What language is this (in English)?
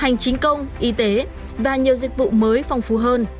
Vietnamese